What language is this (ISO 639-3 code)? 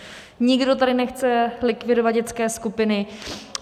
ces